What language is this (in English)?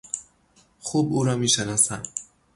Persian